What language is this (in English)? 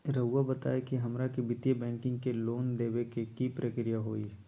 Magahi